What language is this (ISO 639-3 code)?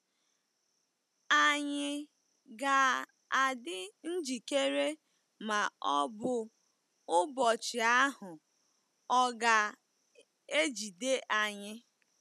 ibo